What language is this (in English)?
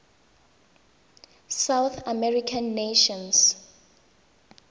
Tswana